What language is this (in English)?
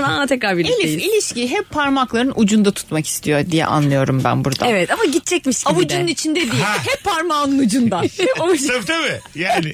Turkish